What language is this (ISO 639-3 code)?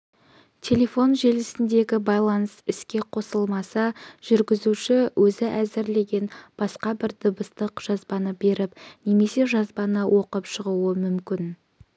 kaz